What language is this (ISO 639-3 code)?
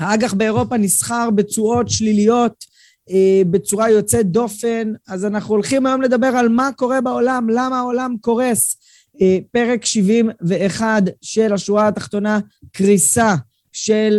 heb